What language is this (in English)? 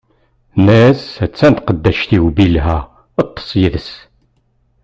Kabyle